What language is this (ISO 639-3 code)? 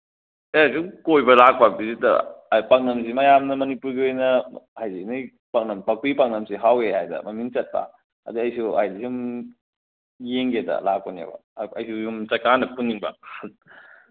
mni